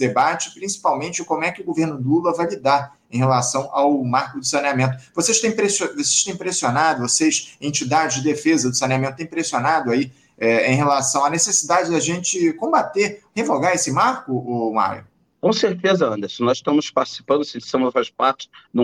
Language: Portuguese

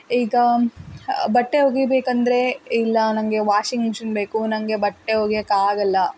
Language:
Kannada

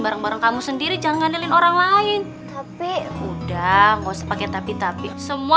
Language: Indonesian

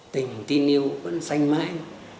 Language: Vietnamese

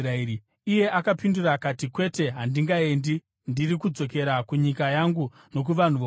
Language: Shona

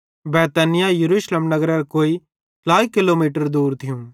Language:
Bhadrawahi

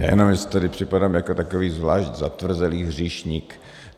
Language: Czech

